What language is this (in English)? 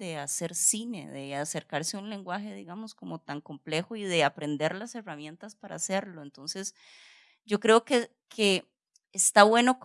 Spanish